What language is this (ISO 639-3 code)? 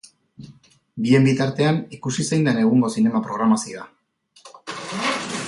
eus